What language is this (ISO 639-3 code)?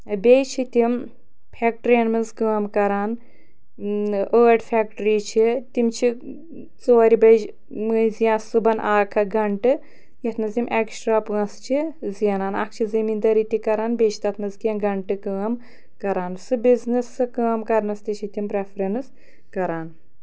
kas